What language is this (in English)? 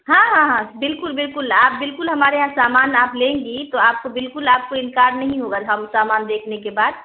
Urdu